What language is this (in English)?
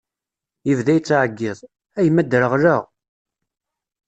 Kabyle